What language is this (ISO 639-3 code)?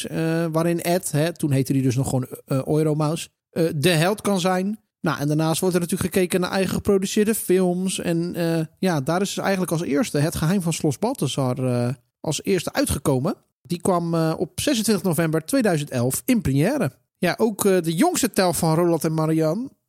nld